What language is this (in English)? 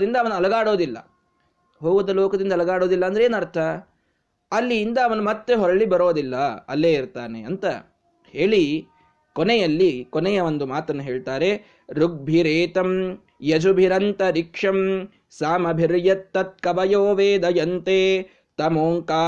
Kannada